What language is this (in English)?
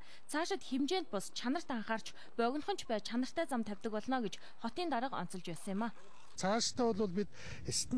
Turkish